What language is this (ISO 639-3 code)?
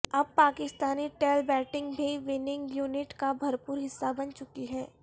urd